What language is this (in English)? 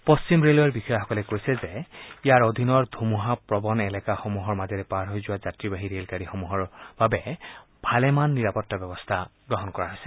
Assamese